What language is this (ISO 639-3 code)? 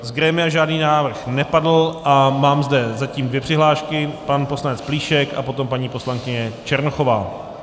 ces